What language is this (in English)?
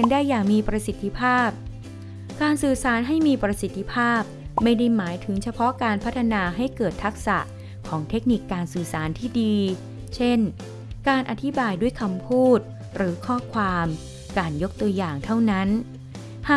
Thai